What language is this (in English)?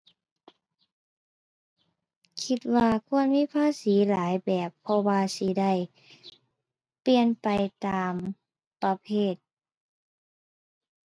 Thai